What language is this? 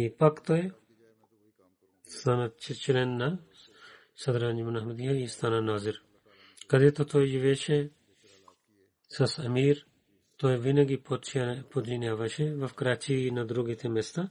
Bulgarian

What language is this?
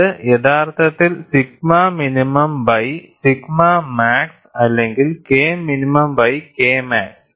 Malayalam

